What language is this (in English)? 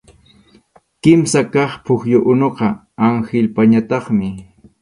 Arequipa-La Unión Quechua